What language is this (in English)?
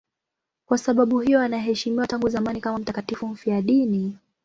Swahili